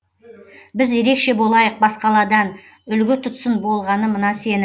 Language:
Kazakh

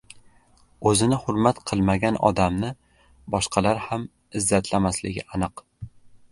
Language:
Uzbek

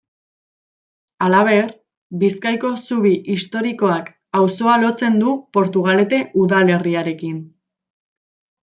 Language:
Basque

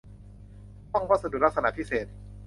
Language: Thai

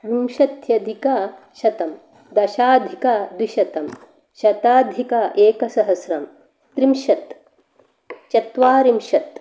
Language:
Sanskrit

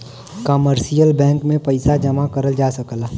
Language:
Bhojpuri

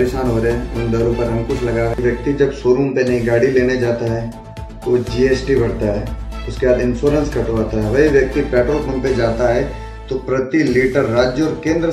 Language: Hindi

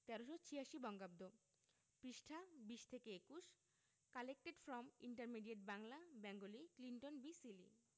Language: Bangla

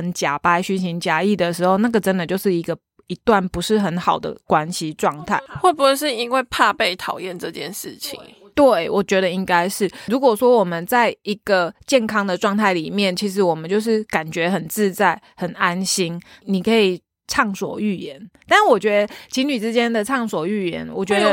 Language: Chinese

